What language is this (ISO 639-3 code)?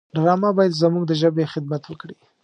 pus